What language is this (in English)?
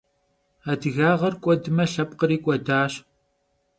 Kabardian